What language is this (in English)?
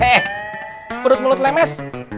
Indonesian